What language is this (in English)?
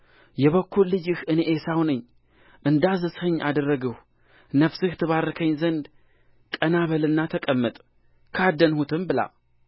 Amharic